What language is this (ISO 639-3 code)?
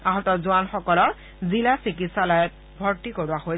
asm